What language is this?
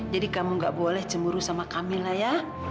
Indonesian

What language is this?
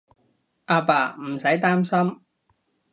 Cantonese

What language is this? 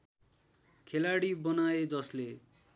Nepali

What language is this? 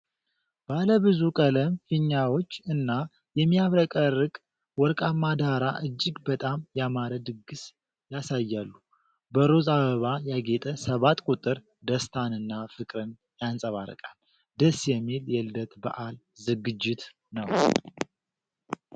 Amharic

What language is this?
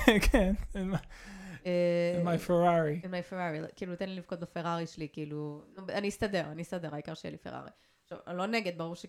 Hebrew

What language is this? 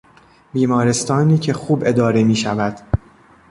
Persian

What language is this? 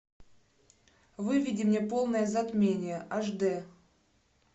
Russian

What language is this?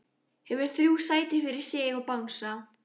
Icelandic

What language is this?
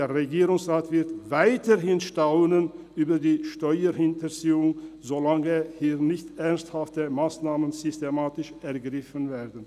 Swiss German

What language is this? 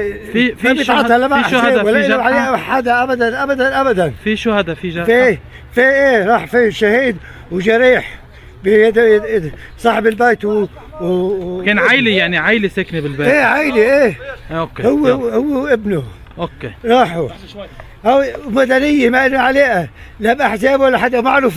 Arabic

